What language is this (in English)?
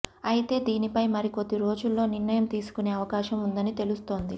Telugu